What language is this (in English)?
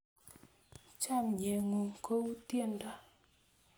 Kalenjin